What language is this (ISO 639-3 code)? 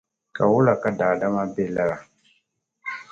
dag